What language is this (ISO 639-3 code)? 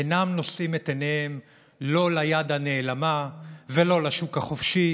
heb